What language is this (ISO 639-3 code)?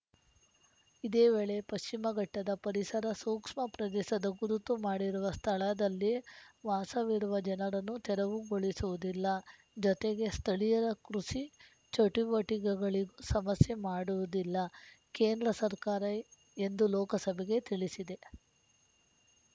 kan